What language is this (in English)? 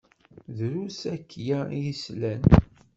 Kabyle